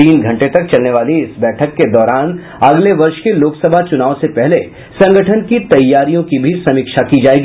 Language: Hindi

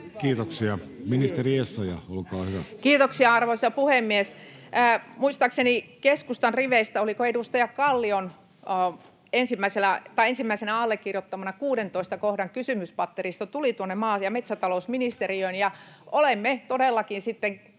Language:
Finnish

